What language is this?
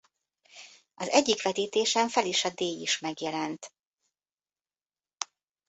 Hungarian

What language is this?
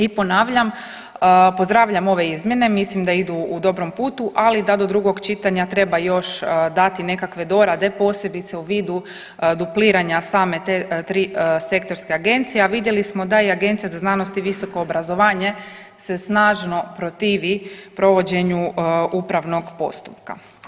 Croatian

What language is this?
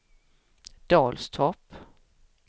Swedish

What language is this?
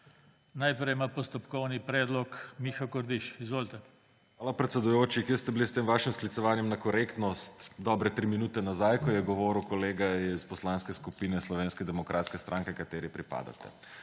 Slovenian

